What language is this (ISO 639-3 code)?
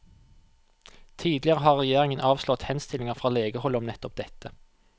nor